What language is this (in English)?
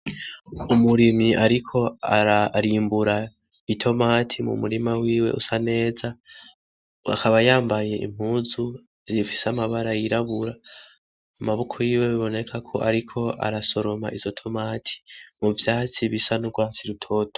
Rundi